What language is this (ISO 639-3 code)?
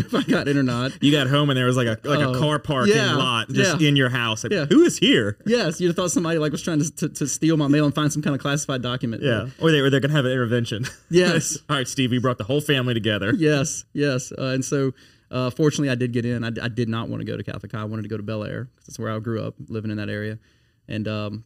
eng